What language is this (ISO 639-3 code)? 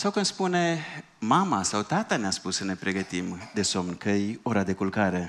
ron